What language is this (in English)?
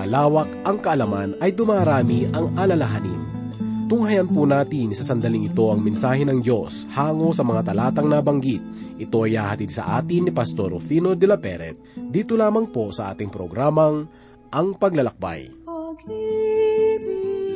Filipino